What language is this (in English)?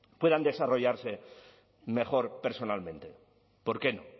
Spanish